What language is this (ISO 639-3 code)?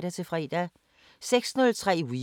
dan